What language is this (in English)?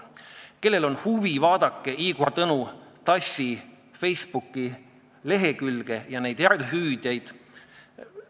Estonian